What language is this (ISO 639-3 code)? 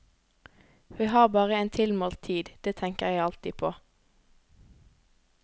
nor